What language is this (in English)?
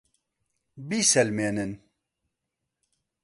Central Kurdish